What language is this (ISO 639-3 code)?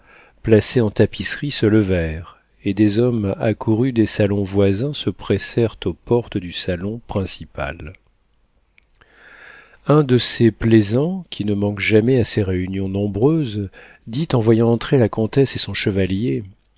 fra